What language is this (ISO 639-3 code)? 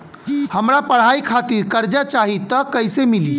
bho